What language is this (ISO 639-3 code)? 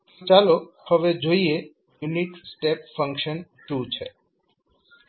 guj